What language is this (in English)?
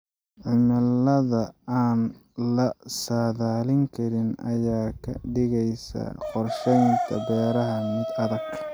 Somali